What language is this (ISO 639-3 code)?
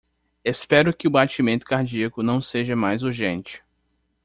por